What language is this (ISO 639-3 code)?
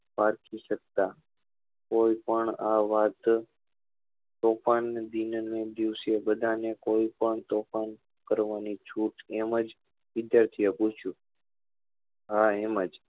guj